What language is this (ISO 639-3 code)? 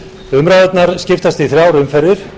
isl